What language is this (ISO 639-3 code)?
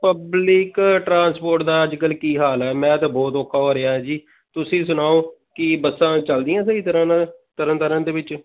pan